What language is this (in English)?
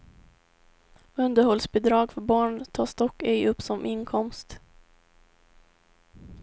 Swedish